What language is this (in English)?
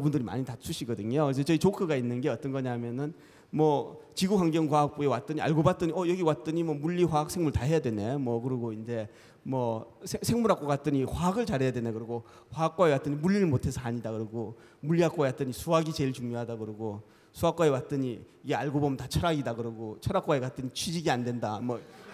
Korean